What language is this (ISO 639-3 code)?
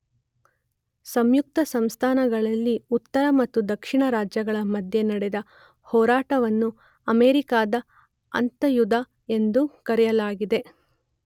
kan